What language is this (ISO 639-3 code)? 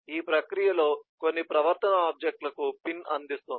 tel